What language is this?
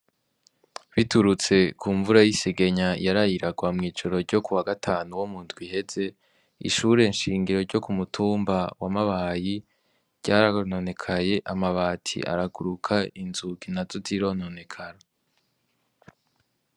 Rundi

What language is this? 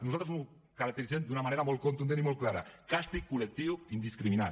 Catalan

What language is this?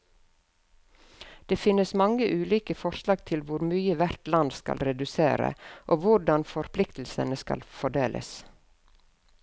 Norwegian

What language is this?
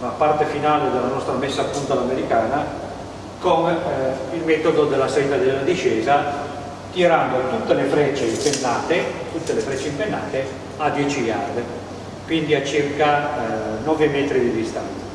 Italian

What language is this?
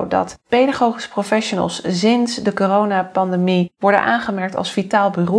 Dutch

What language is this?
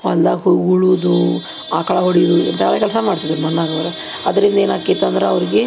Kannada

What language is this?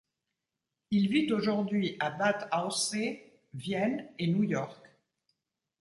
French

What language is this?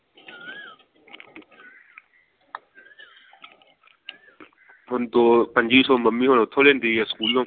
Punjabi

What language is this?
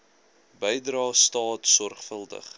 Afrikaans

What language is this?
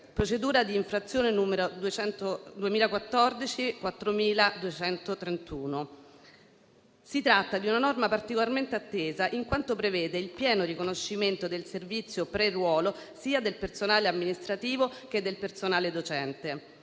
Italian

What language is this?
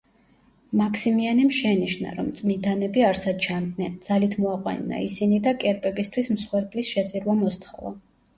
Georgian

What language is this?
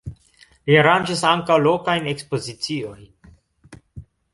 Esperanto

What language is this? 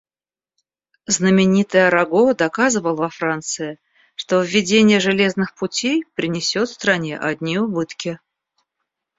Russian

